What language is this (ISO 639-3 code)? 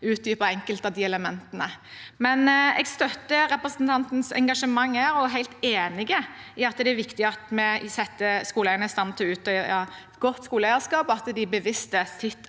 nor